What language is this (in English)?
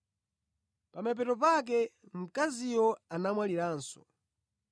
Nyanja